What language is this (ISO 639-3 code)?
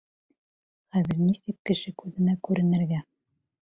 bak